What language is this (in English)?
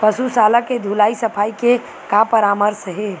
Chhattisgarhi